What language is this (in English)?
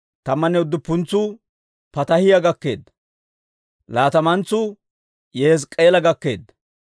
Dawro